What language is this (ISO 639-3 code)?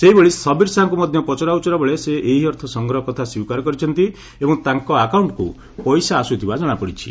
ori